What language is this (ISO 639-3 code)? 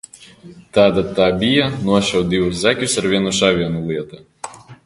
lav